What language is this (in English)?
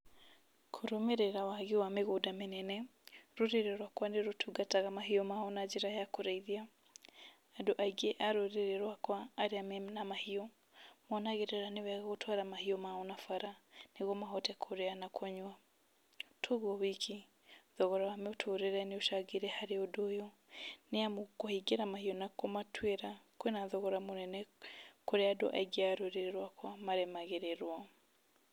Kikuyu